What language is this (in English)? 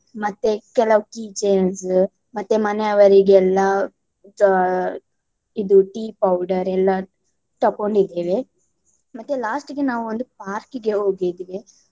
Kannada